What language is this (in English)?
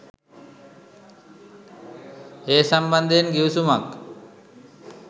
Sinhala